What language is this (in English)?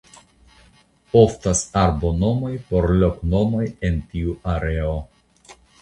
Esperanto